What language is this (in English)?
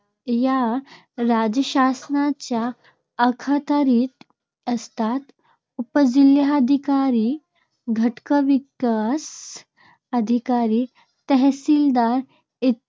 Marathi